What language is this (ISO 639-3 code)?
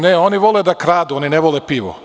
srp